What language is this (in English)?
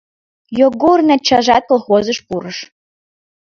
Mari